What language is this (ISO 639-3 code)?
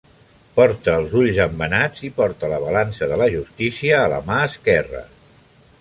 cat